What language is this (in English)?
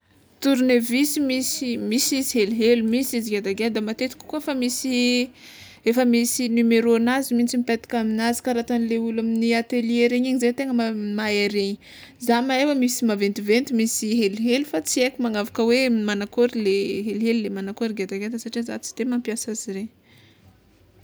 Tsimihety Malagasy